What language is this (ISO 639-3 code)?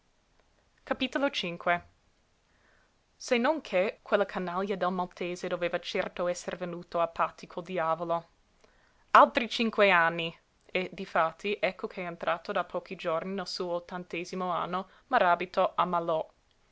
ita